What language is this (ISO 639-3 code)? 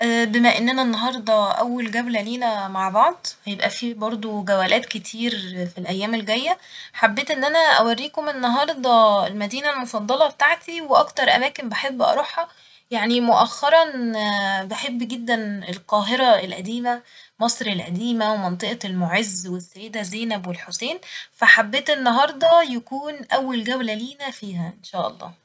arz